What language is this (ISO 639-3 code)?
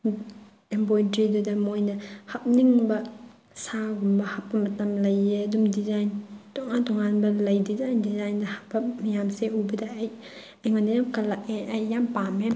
mni